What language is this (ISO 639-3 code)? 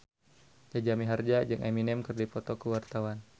sun